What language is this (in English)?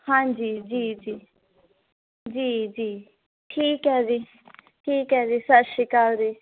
Punjabi